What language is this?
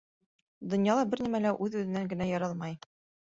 Bashkir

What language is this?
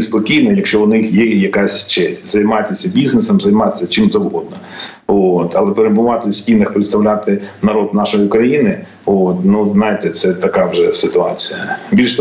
Ukrainian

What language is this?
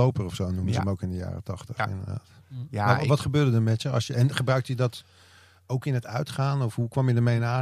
Dutch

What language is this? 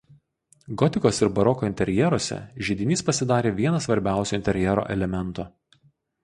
Lithuanian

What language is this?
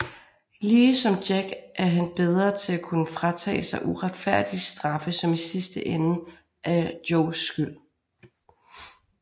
Danish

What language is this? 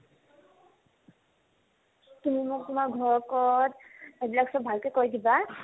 Assamese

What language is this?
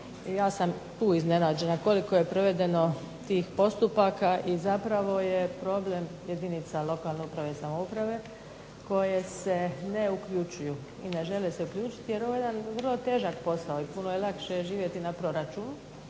Croatian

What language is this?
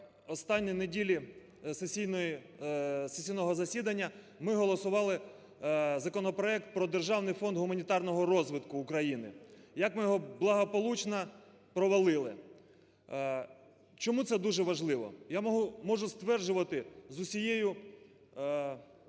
Ukrainian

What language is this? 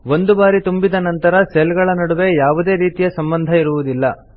Kannada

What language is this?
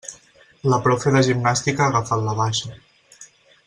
Catalan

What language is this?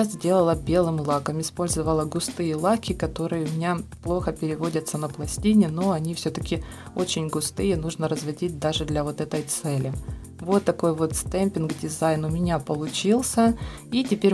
Russian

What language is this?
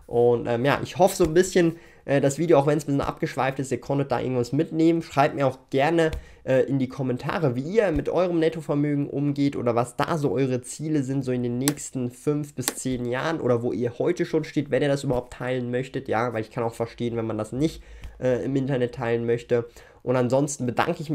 German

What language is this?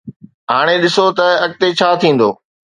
Sindhi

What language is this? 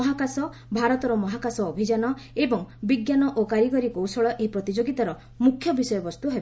Odia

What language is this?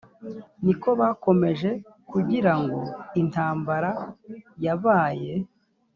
Kinyarwanda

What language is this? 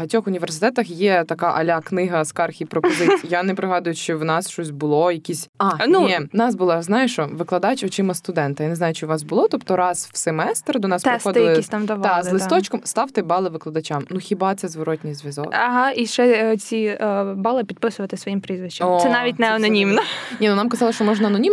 Ukrainian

